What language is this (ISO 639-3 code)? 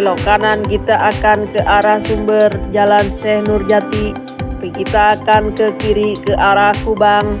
ind